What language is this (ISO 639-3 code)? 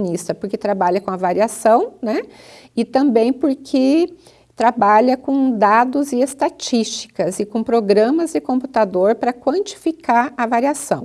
por